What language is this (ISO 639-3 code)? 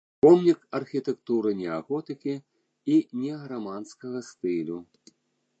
bel